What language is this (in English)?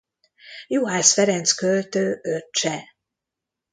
Hungarian